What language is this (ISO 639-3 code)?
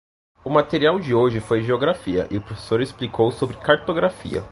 por